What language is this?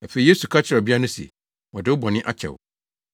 Akan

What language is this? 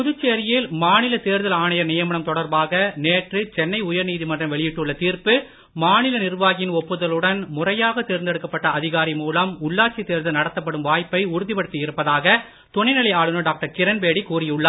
Tamil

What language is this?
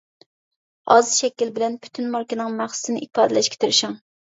Uyghur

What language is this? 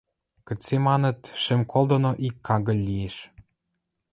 Western Mari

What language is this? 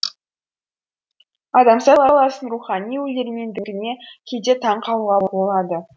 Kazakh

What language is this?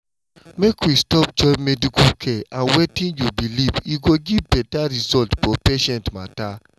Nigerian Pidgin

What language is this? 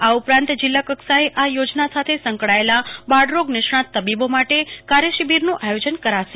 Gujarati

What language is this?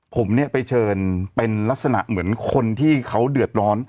Thai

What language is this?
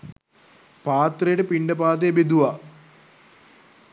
Sinhala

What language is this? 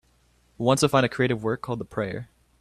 English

